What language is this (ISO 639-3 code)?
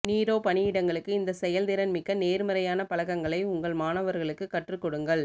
tam